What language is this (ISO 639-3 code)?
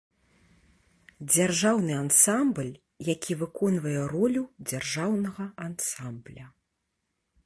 bel